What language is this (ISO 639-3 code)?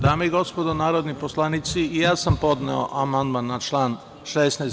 srp